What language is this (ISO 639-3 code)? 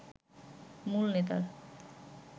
ben